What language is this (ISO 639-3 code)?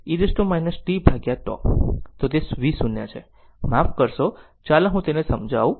guj